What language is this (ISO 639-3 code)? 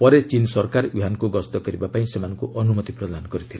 ori